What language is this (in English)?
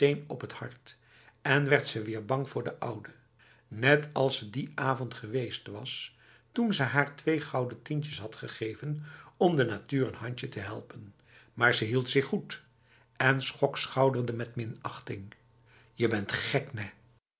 Dutch